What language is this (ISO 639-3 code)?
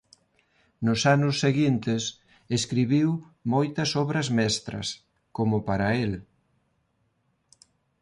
glg